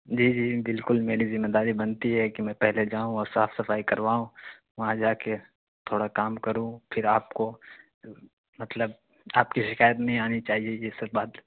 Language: Urdu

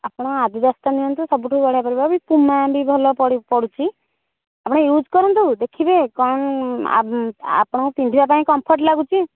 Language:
Odia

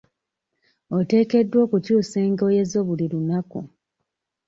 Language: Ganda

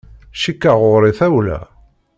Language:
Kabyle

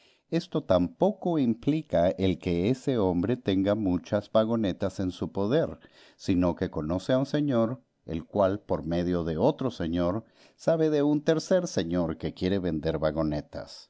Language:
Spanish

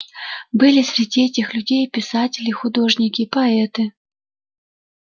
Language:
Russian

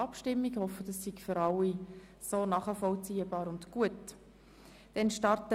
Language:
Swiss German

